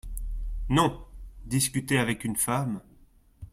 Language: French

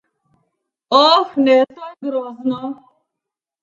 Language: Slovenian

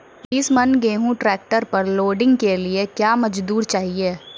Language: Maithili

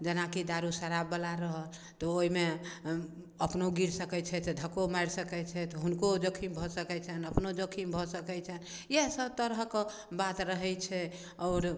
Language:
Maithili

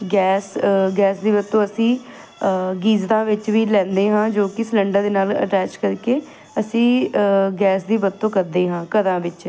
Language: Punjabi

